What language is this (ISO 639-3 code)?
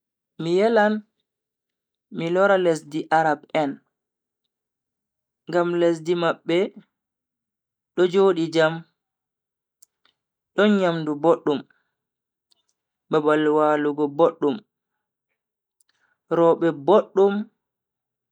fui